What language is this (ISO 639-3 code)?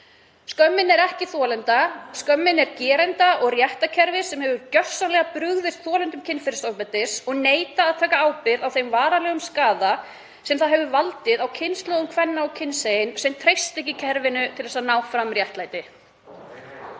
isl